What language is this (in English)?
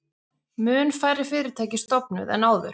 Icelandic